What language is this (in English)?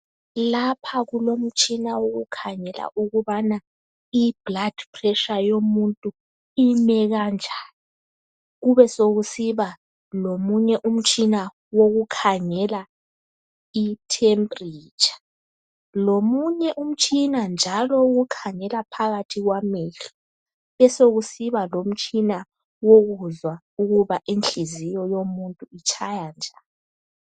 North Ndebele